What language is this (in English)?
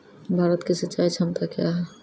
Maithili